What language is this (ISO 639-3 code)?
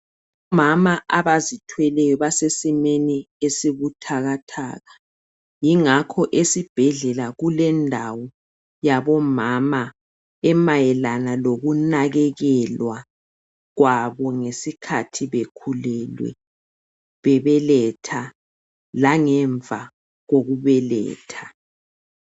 nde